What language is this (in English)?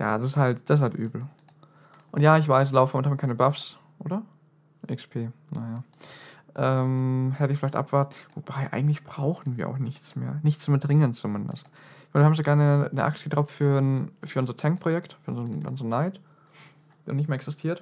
German